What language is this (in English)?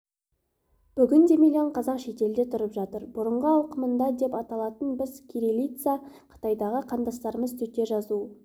Kazakh